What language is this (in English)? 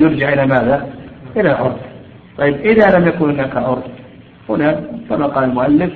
Arabic